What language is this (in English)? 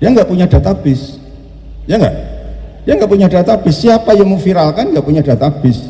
Indonesian